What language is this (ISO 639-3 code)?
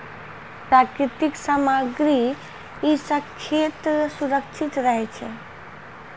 mai